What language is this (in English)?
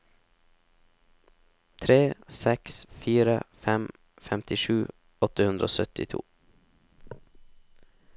Norwegian